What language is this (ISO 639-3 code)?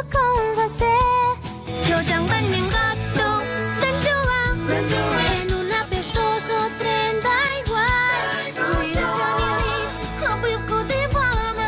ron